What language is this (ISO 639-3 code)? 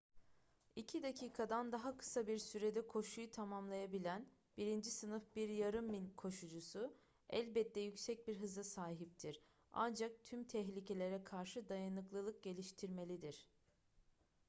tur